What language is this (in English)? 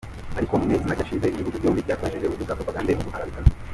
Kinyarwanda